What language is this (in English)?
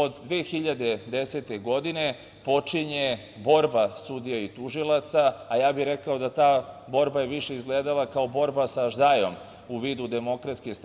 Serbian